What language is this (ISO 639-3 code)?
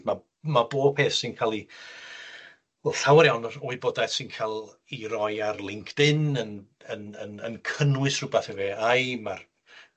cym